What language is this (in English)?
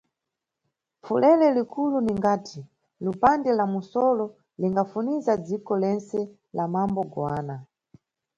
Nyungwe